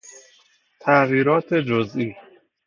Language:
Persian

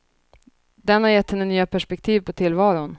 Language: Swedish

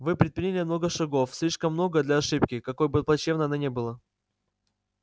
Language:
Russian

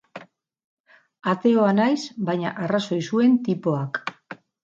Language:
Basque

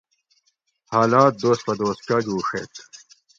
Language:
Gawri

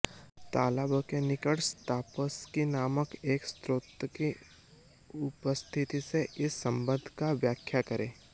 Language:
Hindi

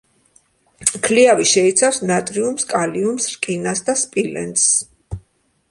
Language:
Georgian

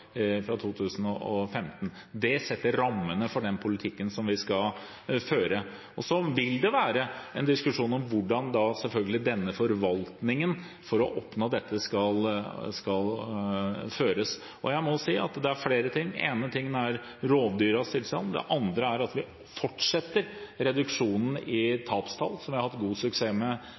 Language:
Norwegian Bokmål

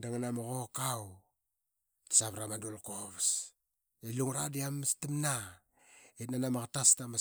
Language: Qaqet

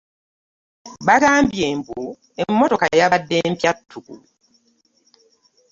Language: Ganda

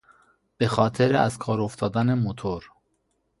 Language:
Persian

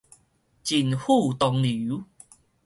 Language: Min Nan Chinese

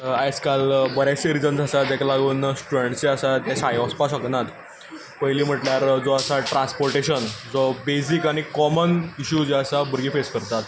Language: Konkani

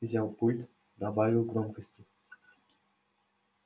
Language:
Russian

